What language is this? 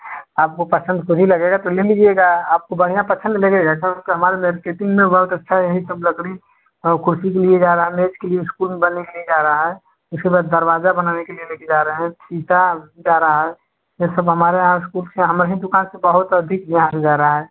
Hindi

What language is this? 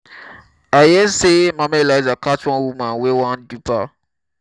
Nigerian Pidgin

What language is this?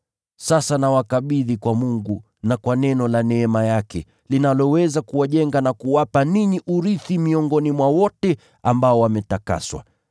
Swahili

